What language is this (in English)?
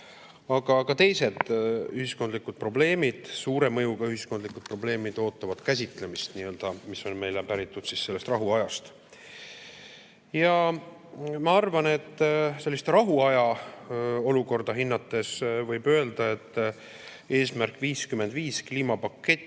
Estonian